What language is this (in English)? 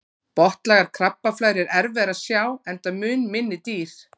Icelandic